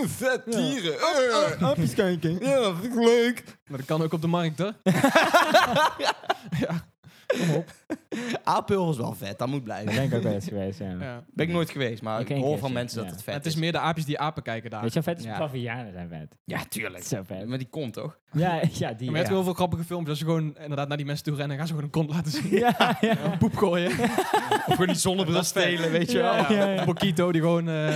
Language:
Dutch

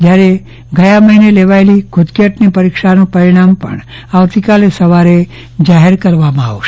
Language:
Gujarati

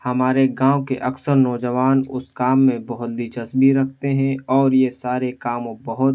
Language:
Urdu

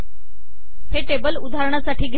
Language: Marathi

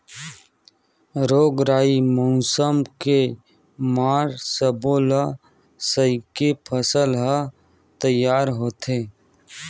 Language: Chhattisgarhi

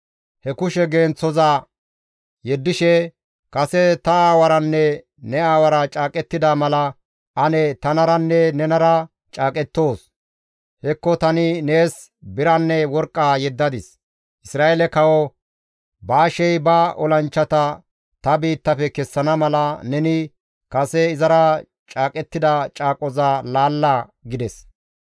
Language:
Gamo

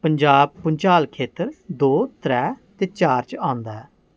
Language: Dogri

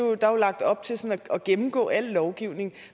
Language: Danish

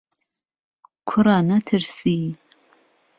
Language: Central Kurdish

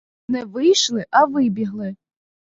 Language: Ukrainian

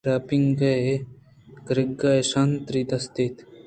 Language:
Eastern Balochi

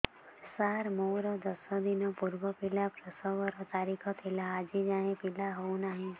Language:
Odia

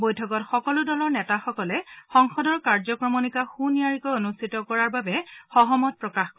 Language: Assamese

